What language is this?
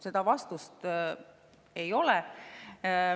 Estonian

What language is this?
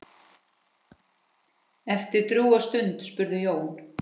Icelandic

